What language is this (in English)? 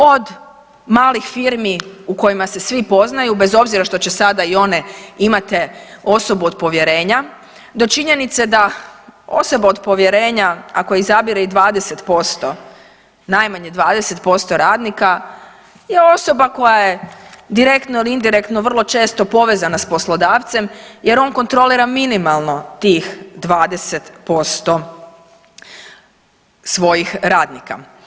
Croatian